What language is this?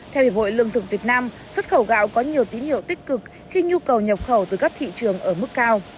Vietnamese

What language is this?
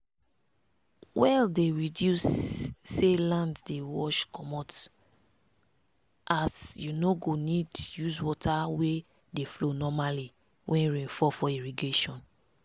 Nigerian Pidgin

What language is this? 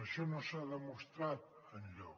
Catalan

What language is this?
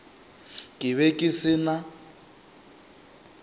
Northern Sotho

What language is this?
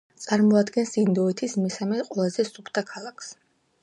Georgian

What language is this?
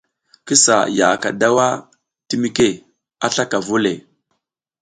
South Giziga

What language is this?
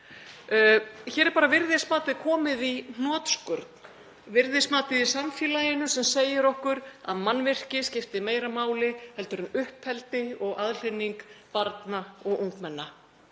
Icelandic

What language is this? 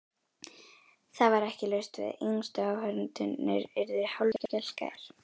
Icelandic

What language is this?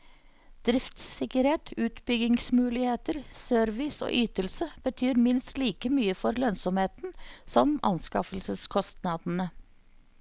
Norwegian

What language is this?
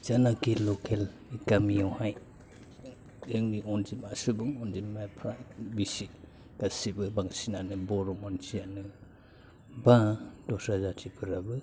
Bodo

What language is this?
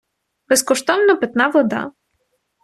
Ukrainian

